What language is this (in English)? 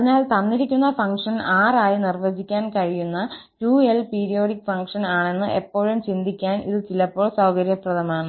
Malayalam